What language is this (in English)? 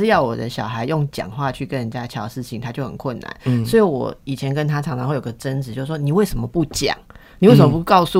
Chinese